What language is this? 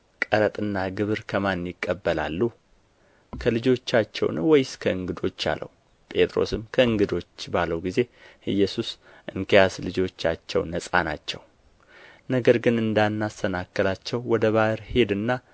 Amharic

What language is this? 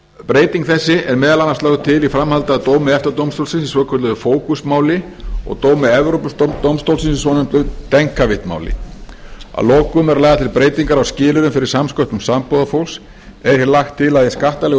Icelandic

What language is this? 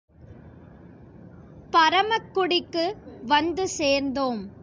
Tamil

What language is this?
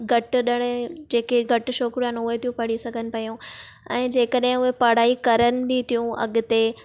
Sindhi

